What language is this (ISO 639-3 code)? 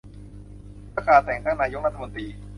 tha